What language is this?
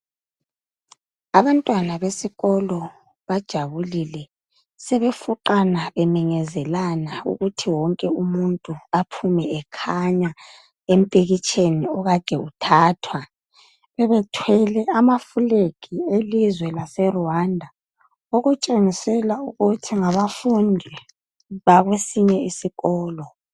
North Ndebele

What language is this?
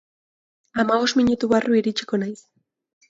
Basque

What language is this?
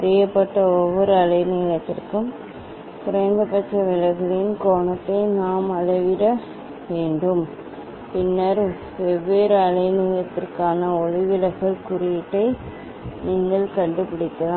Tamil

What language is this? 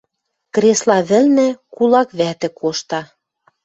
Western Mari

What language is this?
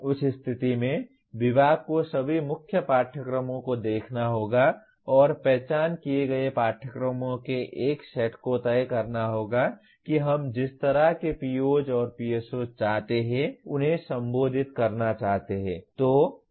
Hindi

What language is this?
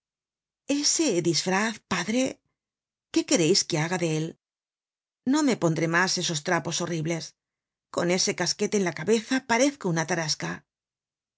Spanish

